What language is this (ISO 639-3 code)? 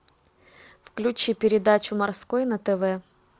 rus